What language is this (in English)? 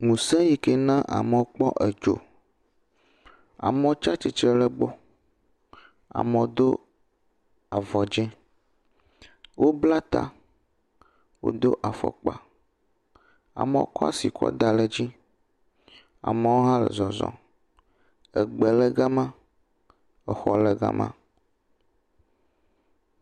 Ewe